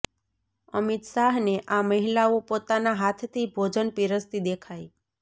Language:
Gujarati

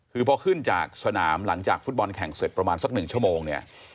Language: Thai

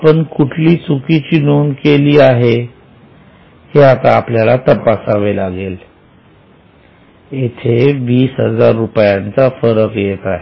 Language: Marathi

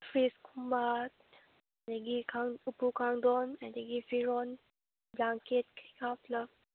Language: Manipuri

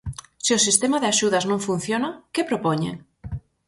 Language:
Galician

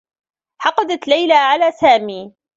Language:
Arabic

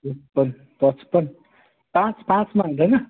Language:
Nepali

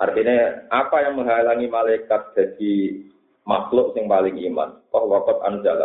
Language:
Malay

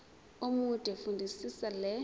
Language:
Zulu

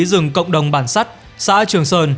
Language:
Vietnamese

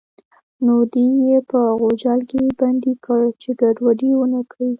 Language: Pashto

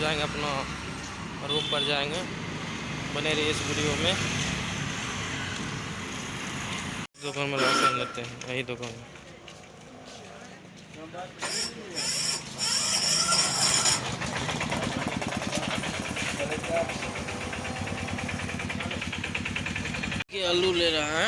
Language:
Hindi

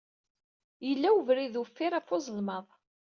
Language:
Kabyle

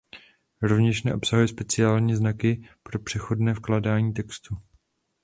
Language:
Czech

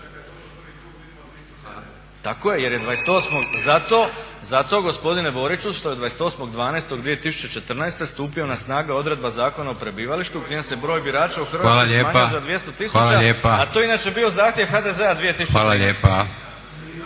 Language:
Croatian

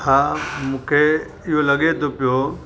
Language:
Sindhi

